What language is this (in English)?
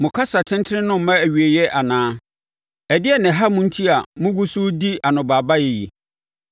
Akan